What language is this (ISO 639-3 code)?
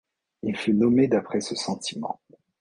fra